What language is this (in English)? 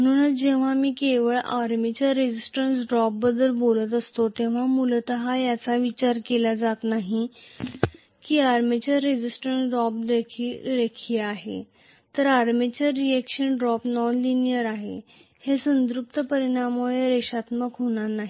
Marathi